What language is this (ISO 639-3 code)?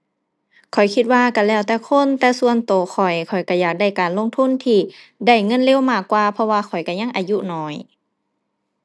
tha